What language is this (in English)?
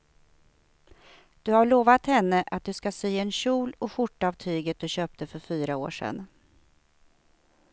Swedish